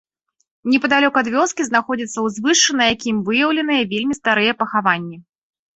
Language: Belarusian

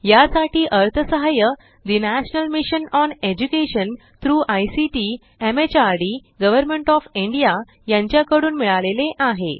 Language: Marathi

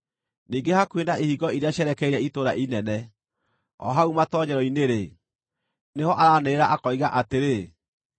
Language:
Kikuyu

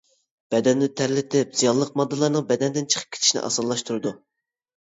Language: Uyghur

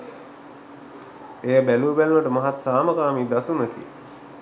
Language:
Sinhala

